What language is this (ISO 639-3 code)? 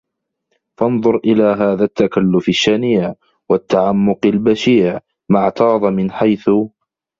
ara